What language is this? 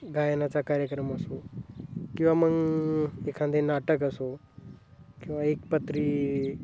Marathi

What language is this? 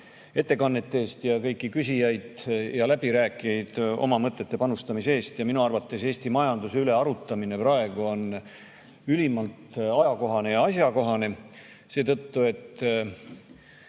Estonian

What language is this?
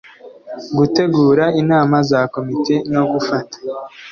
Kinyarwanda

